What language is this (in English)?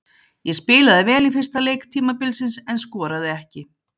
Icelandic